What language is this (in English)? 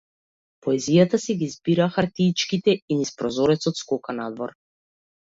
Macedonian